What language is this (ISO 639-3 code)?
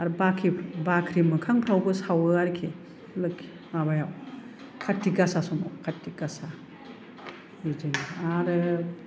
brx